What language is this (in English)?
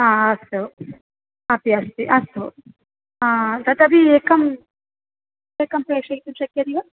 Sanskrit